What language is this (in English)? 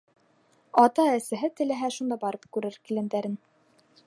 Bashkir